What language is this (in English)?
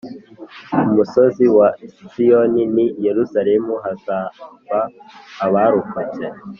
Kinyarwanda